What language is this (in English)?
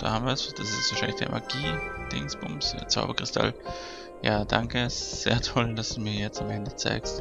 German